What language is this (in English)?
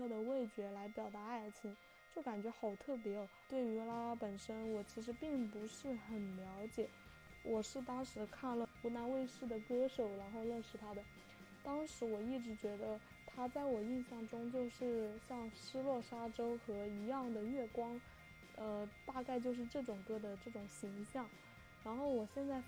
Chinese